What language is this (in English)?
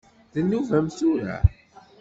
Kabyle